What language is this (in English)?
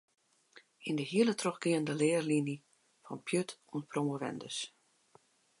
Western Frisian